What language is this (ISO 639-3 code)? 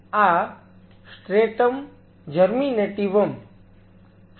guj